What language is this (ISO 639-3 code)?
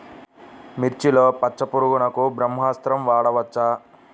tel